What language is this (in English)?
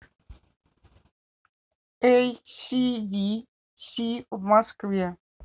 Russian